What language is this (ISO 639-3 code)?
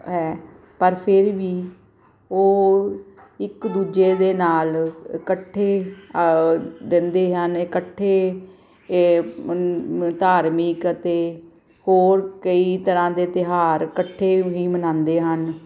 pan